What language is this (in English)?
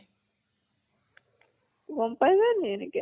Assamese